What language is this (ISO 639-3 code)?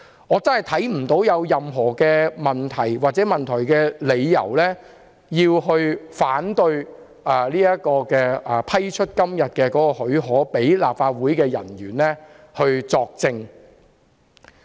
yue